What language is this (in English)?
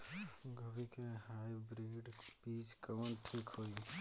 Bhojpuri